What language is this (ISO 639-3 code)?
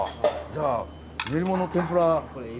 jpn